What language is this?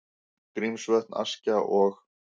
Icelandic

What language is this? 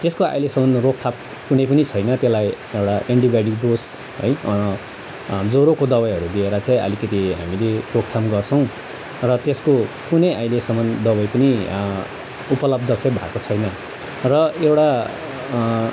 Nepali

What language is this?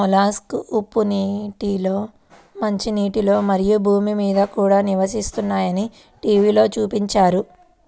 Telugu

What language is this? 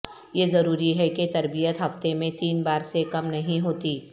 Urdu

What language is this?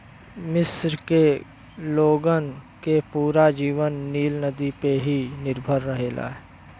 Bhojpuri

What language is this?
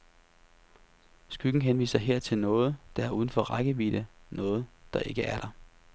Danish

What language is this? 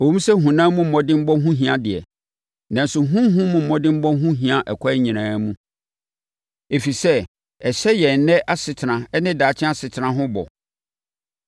Akan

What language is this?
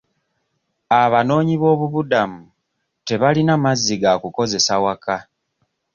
Ganda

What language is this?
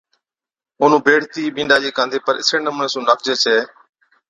Od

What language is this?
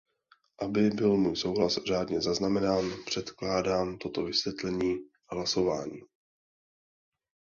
Czech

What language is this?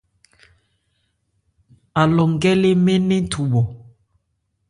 Ebrié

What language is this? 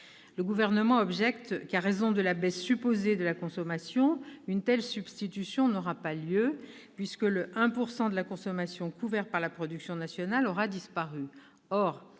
French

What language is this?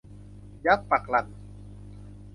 Thai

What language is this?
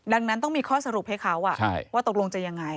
Thai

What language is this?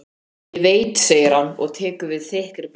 Icelandic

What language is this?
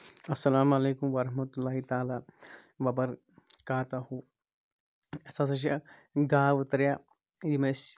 Kashmiri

